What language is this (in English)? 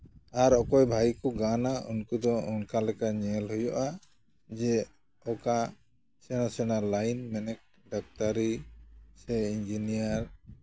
Santali